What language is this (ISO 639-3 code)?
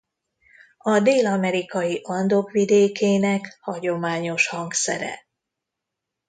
hun